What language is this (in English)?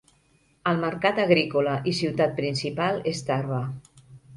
Catalan